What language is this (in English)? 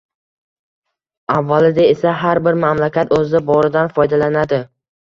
Uzbek